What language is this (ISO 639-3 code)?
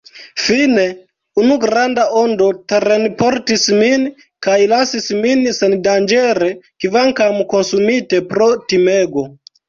epo